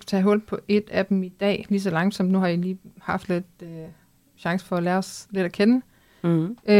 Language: Danish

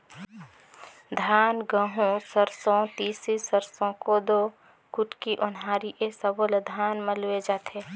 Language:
Chhattisgarhi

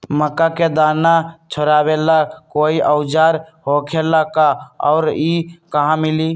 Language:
Magahi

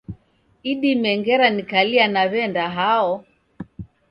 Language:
Taita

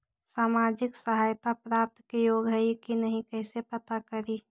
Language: Magahi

